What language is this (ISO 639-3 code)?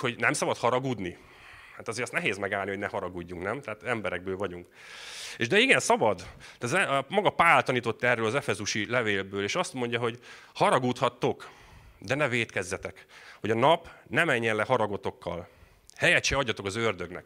hun